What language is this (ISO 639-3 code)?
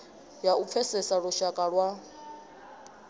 ven